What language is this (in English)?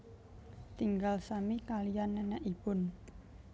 Javanese